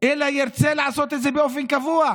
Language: Hebrew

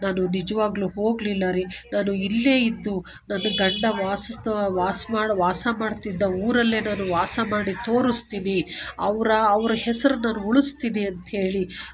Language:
Kannada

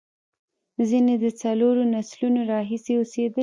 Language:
Pashto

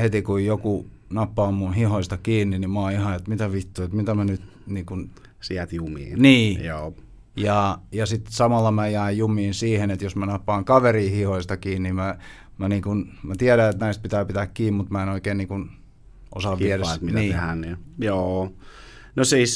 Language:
Finnish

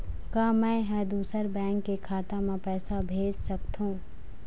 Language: Chhattisgarhi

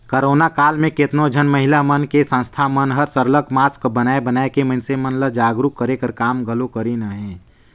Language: Chhattisgarhi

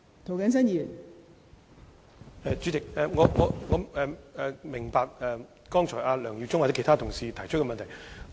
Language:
Cantonese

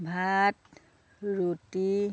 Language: Assamese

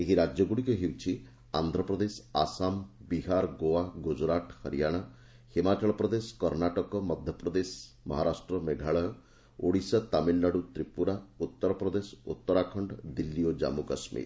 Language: Odia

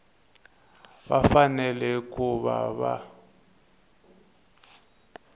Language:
Tsonga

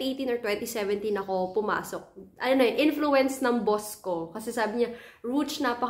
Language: Filipino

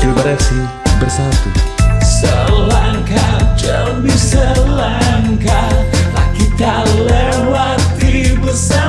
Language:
Indonesian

